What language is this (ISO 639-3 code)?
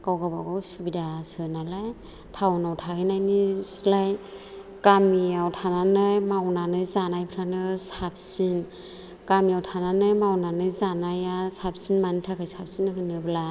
brx